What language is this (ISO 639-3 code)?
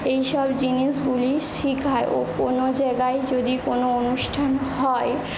ben